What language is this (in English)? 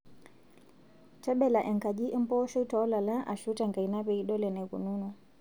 Masai